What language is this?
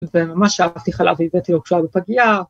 Hebrew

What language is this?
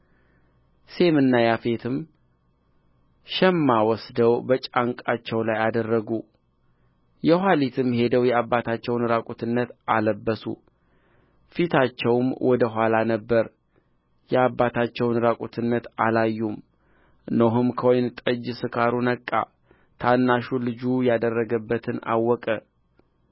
Amharic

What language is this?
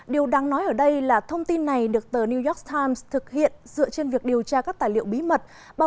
Vietnamese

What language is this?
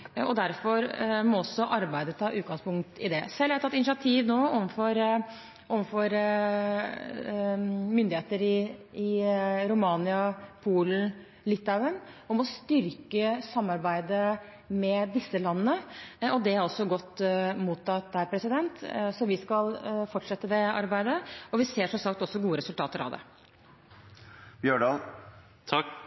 Norwegian Bokmål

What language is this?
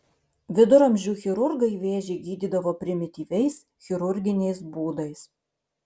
Lithuanian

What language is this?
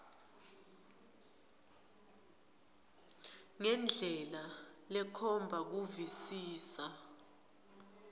Swati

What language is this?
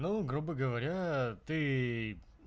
Russian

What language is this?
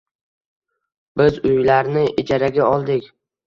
Uzbek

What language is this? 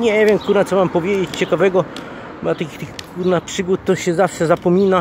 Polish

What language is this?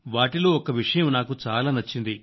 Telugu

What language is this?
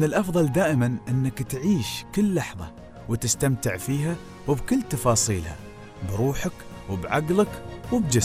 Arabic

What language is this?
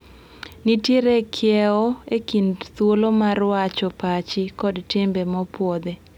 Luo (Kenya and Tanzania)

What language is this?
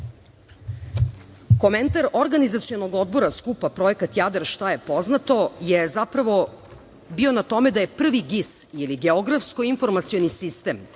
Serbian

